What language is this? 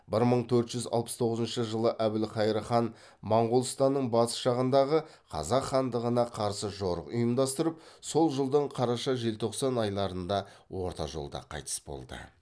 Kazakh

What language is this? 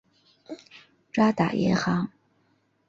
Chinese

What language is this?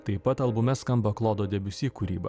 Lithuanian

